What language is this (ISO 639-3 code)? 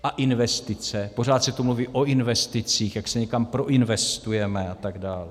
ces